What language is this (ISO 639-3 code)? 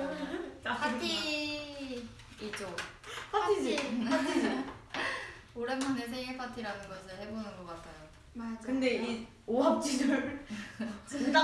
kor